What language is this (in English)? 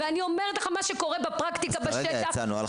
Hebrew